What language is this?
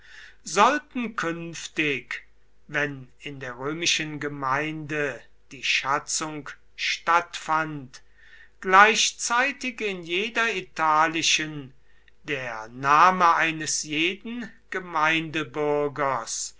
German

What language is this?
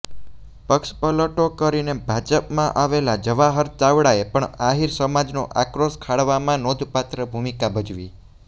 Gujarati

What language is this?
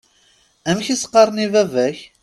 Kabyle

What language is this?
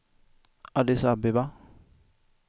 Swedish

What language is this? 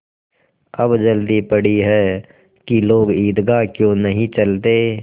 Hindi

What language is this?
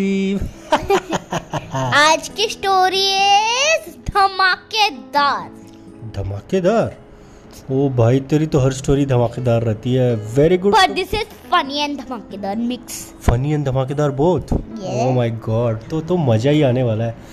Hindi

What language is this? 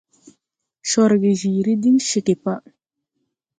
Tupuri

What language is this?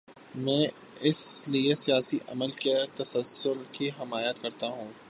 Urdu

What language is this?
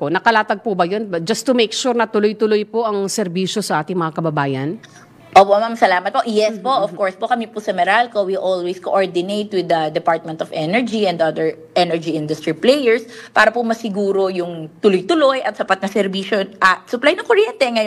Filipino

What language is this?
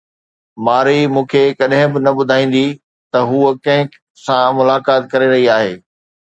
Sindhi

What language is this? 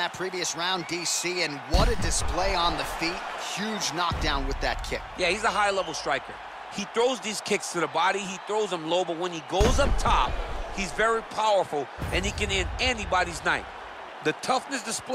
English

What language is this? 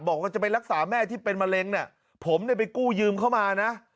Thai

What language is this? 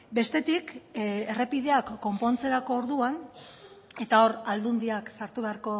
Basque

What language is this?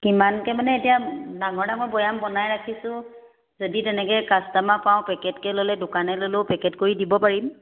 Assamese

